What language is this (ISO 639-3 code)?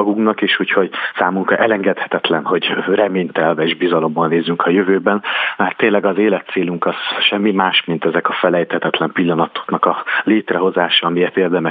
hun